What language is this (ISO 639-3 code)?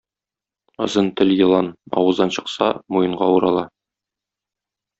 tat